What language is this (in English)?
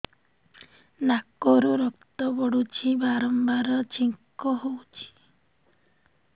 Odia